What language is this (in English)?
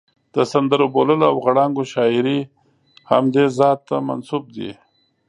Pashto